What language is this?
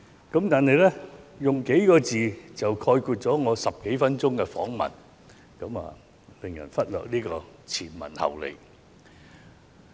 Cantonese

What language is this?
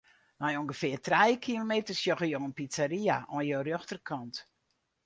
Western Frisian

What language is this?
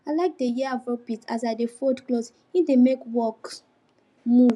Nigerian Pidgin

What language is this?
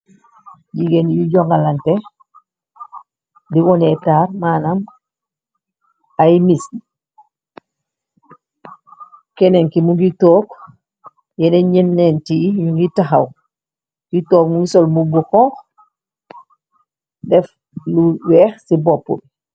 Wolof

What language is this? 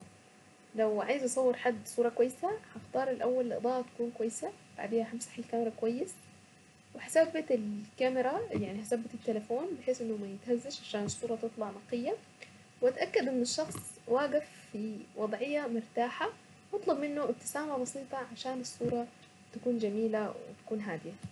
Saidi Arabic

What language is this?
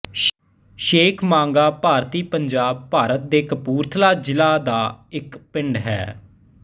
Punjabi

